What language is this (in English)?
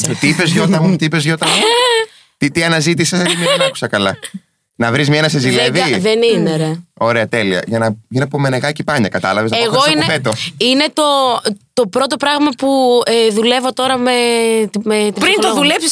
Greek